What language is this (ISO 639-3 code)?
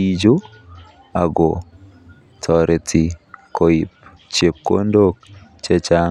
kln